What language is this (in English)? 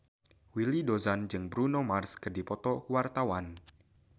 Sundanese